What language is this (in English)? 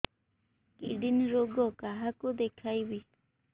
Odia